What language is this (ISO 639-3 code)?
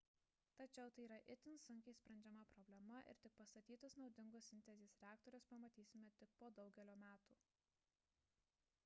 lit